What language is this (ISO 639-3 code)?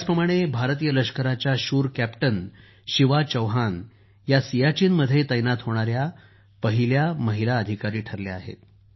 mar